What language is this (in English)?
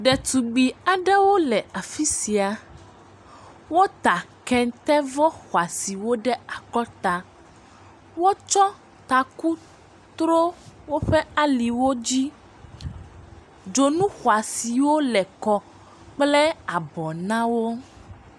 Ewe